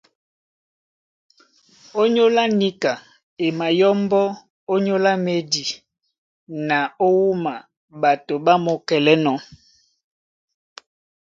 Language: Duala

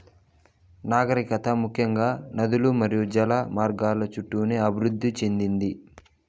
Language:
Telugu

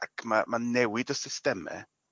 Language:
Welsh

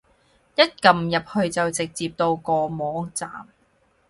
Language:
Cantonese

